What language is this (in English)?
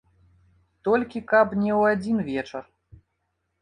Belarusian